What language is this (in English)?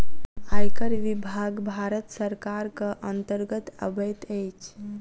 Maithili